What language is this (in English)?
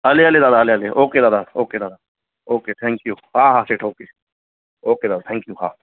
Sindhi